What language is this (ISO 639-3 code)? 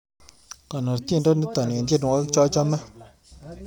kln